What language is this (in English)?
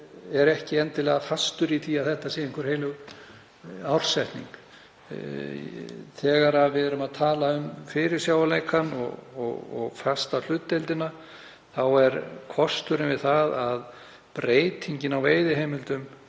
Icelandic